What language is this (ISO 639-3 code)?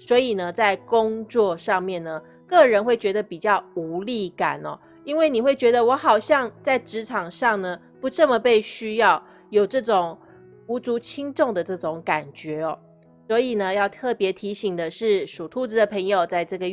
zho